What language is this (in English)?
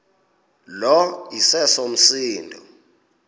Xhosa